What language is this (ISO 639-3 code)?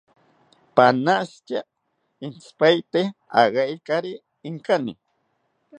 cpy